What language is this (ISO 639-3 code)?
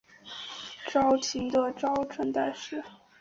zho